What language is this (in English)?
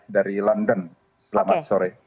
Indonesian